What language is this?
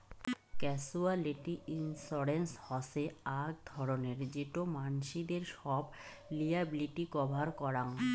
Bangla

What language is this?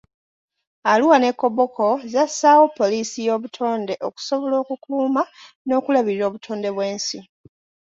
Ganda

